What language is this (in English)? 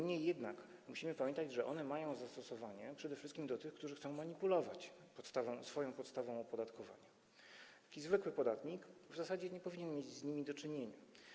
Polish